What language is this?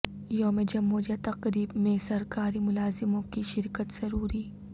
Urdu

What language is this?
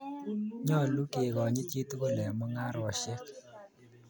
Kalenjin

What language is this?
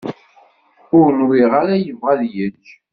Kabyle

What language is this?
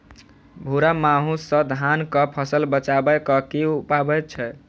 Maithili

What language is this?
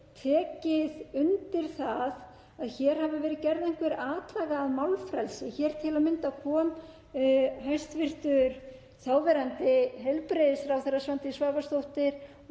Icelandic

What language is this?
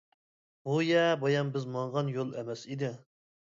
Uyghur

